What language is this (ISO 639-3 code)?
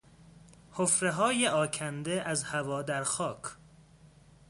fas